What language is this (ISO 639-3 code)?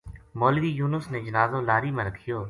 gju